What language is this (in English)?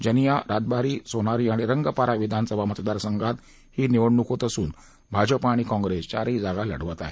Marathi